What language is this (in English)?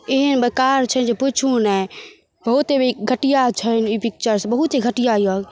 Maithili